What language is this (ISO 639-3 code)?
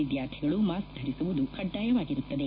kan